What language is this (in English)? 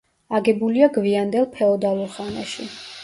Georgian